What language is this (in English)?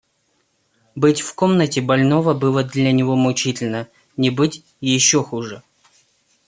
Russian